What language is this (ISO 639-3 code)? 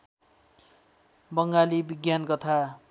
nep